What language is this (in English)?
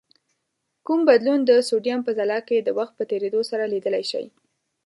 Pashto